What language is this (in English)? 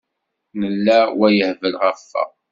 Kabyle